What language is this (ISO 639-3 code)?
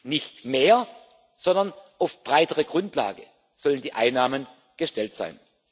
deu